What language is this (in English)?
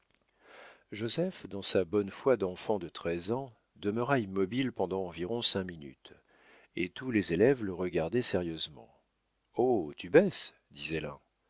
French